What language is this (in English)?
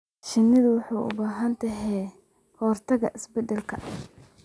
Somali